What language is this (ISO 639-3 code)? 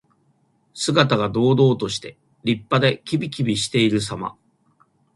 jpn